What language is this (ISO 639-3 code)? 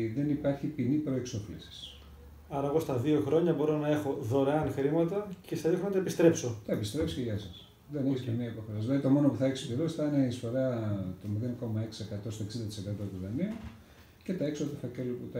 ell